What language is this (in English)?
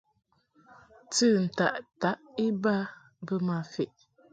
Mungaka